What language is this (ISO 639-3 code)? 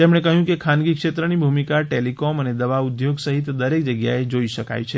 guj